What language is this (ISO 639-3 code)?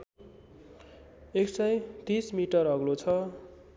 nep